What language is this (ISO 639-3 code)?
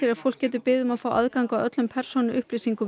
isl